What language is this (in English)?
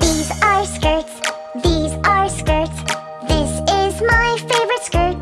English